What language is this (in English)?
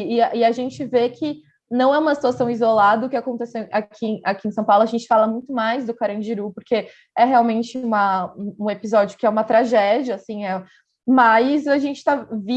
Portuguese